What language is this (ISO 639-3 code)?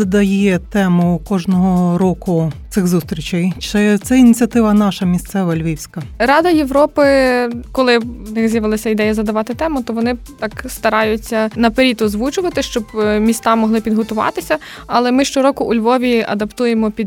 ukr